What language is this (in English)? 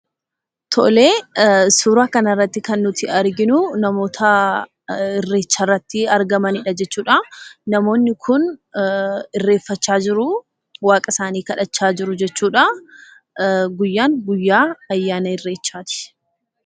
Oromo